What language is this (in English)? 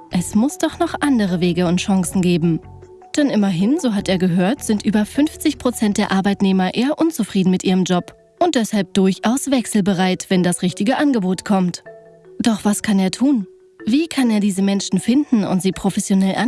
German